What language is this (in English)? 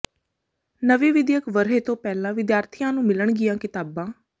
Punjabi